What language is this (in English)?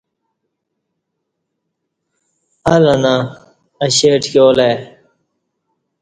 Kati